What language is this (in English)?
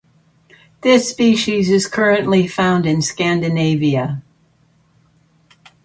English